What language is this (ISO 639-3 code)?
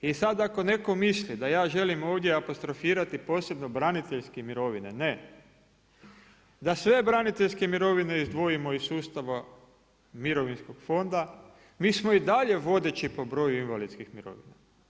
hrv